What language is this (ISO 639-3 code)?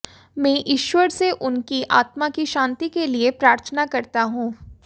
hin